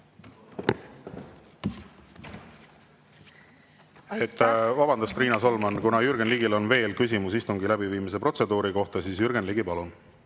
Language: Estonian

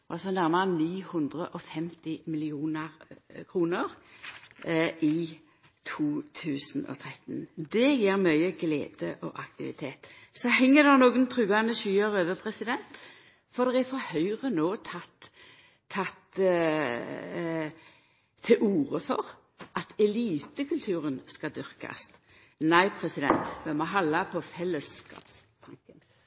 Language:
Norwegian Nynorsk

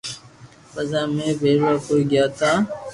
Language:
Loarki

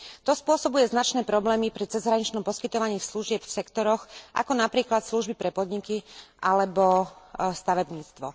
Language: Slovak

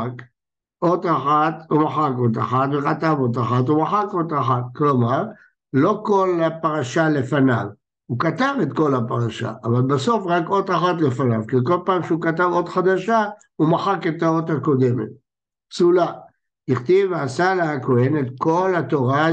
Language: Hebrew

